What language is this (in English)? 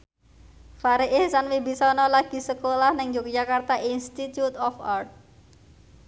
Javanese